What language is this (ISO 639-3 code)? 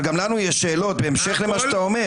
heb